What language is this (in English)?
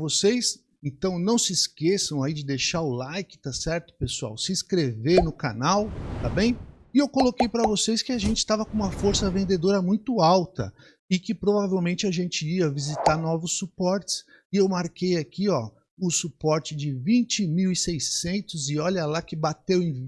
Portuguese